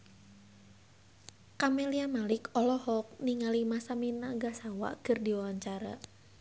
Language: Sundanese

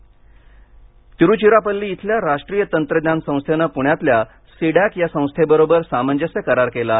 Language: Marathi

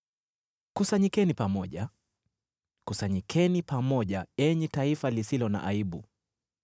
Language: Swahili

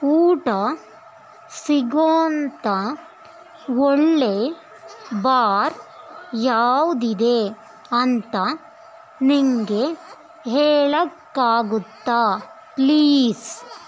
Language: Kannada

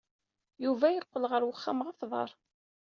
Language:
Kabyle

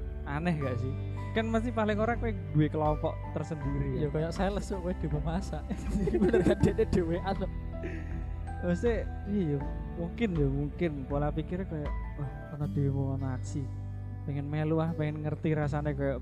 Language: Indonesian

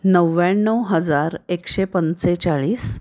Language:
Marathi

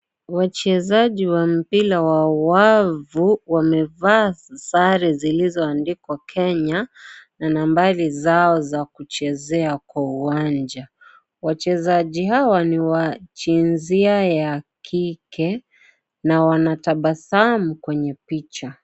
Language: Swahili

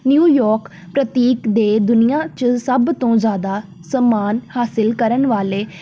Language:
Punjabi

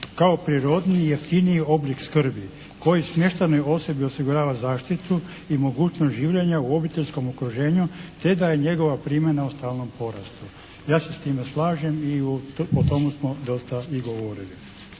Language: Croatian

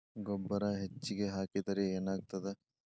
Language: Kannada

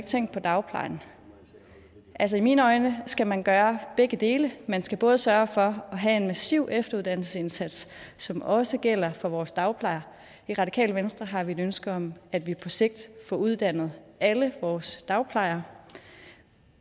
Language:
Danish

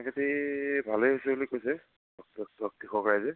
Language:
Assamese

